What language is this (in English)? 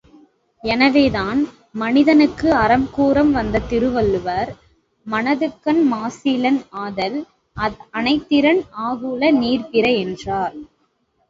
Tamil